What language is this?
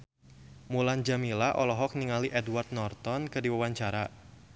Sundanese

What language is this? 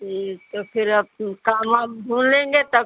Hindi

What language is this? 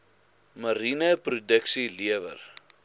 Afrikaans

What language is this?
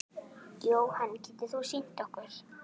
Icelandic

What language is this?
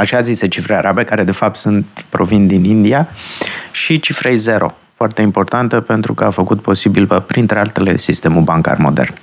Romanian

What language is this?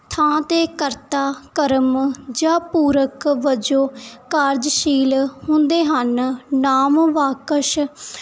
Punjabi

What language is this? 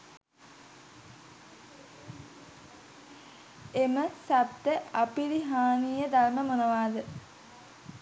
Sinhala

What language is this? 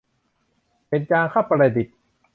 Thai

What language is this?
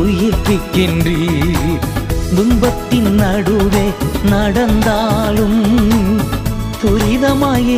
Tamil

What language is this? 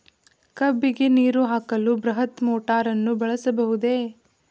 Kannada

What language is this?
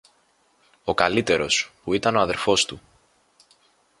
Greek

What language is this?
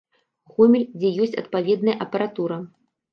Belarusian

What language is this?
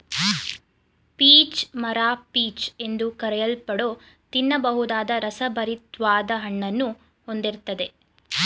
Kannada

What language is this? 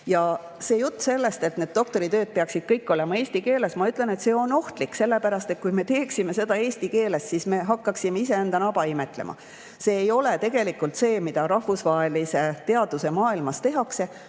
Estonian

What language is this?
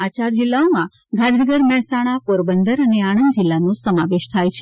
Gujarati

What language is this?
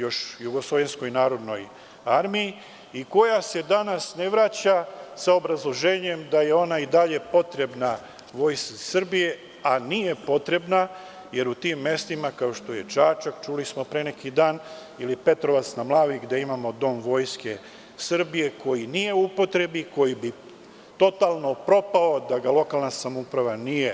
Serbian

